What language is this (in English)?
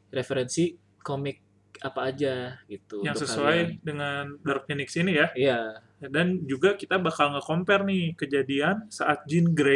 Indonesian